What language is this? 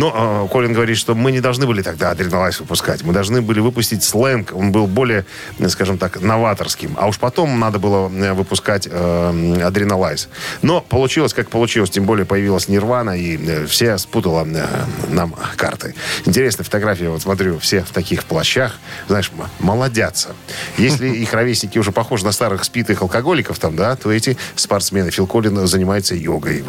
Russian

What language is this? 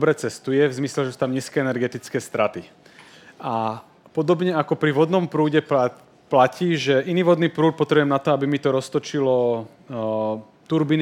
Slovak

